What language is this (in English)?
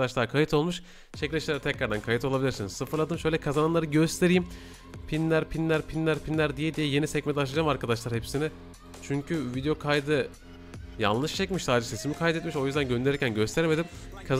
Turkish